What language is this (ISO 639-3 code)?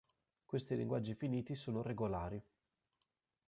ita